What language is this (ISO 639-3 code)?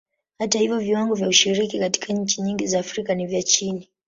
swa